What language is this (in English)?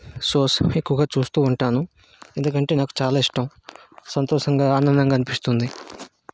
Telugu